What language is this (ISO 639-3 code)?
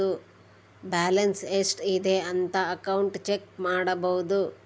kan